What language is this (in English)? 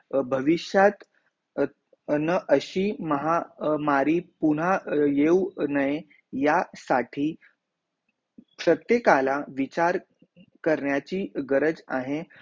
Marathi